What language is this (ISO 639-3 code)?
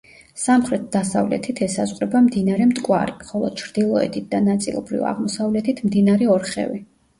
kat